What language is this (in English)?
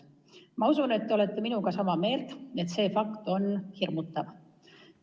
Estonian